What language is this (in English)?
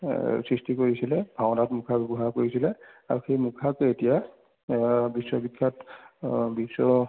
Assamese